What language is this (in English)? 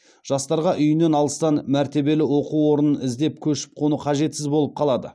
Kazakh